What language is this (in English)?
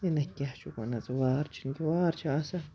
Kashmiri